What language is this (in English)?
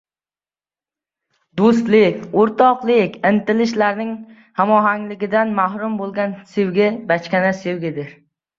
Uzbek